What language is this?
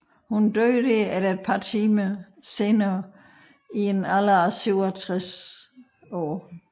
Danish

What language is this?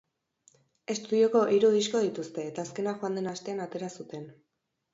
Basque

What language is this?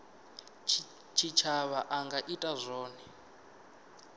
Venda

